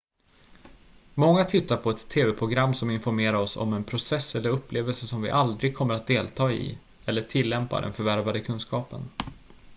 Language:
Swedish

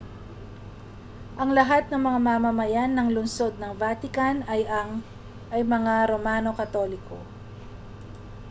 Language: Filipino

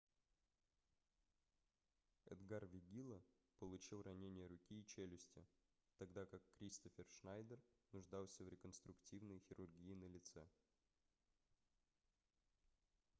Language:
Russian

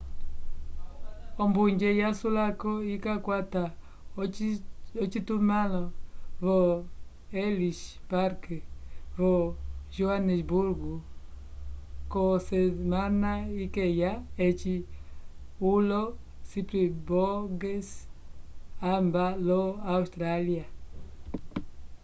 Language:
Umbundu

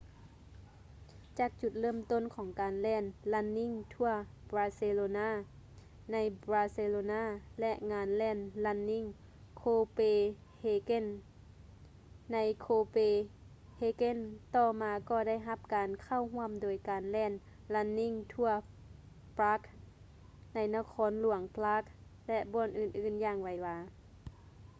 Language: Lao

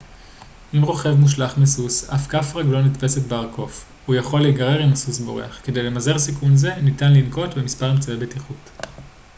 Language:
Hebrew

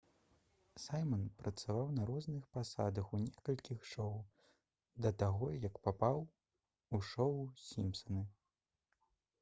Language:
Belarusian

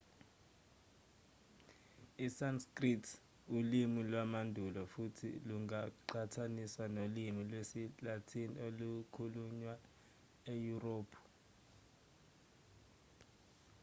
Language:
Zulu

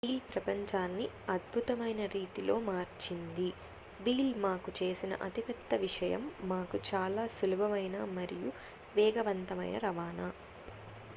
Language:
Telugu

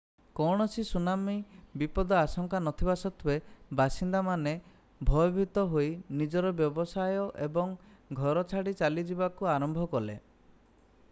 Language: Odia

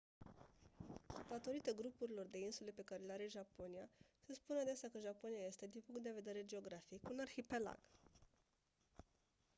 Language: Romanian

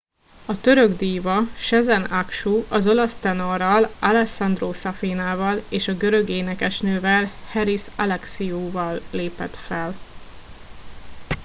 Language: Hungarian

